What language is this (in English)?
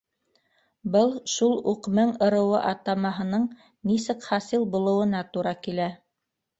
Bashkir